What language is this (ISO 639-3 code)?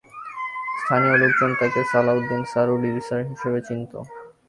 ben